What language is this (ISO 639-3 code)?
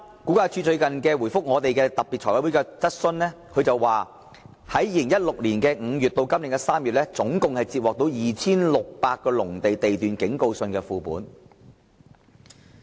yue